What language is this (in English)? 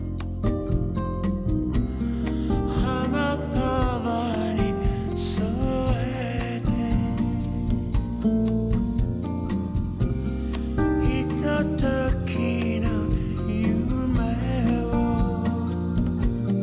Japanese